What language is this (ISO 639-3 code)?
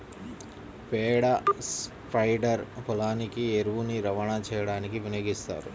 tel